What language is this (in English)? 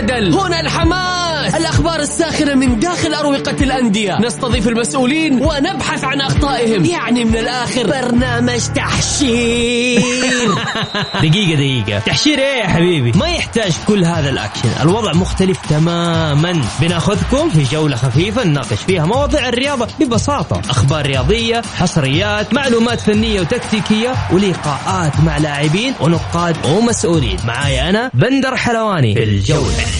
Arabic